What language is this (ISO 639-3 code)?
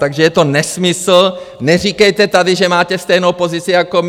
ces